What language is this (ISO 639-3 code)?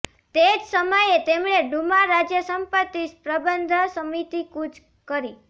guj